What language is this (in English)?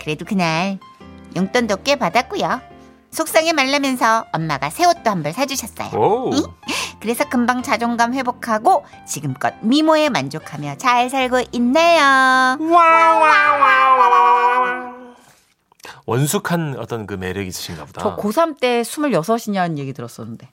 Korean